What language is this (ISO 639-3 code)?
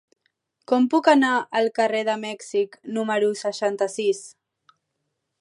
cat